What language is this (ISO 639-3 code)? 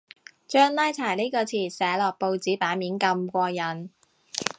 yue